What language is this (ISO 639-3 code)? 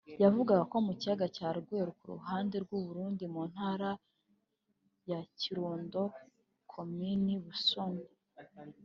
kin